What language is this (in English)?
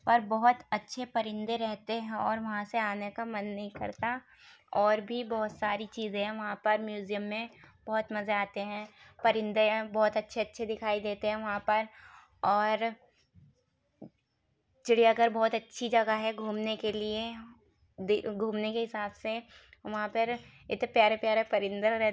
Urdu